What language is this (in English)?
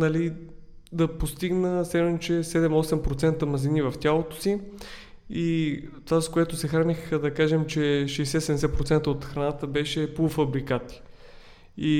Bulgarian